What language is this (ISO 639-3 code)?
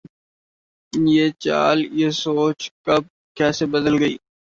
urd